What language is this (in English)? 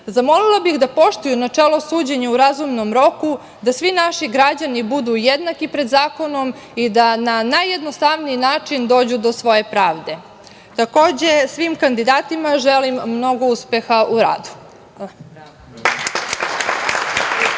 Serbian